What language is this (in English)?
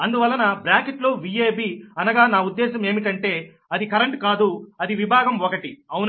Telugu